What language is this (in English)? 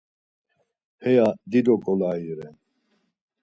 Laz